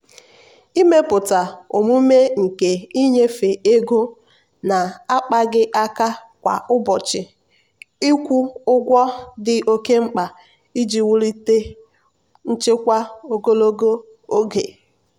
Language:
Igbo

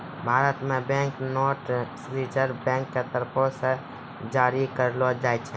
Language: Maithili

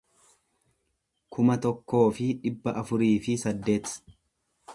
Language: Oromo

